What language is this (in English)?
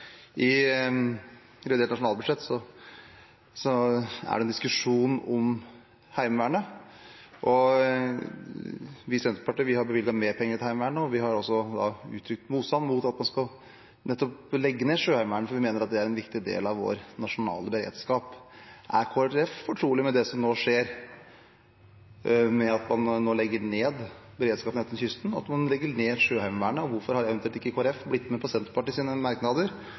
Norwegian Bokmål